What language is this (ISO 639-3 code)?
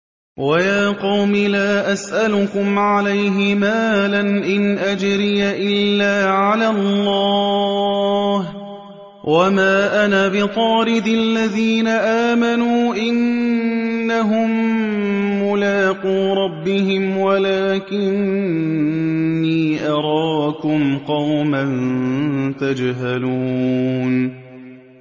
ara